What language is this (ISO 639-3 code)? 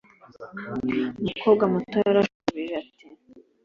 kin